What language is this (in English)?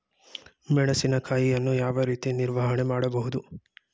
Kannada